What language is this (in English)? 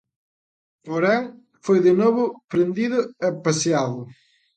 Galician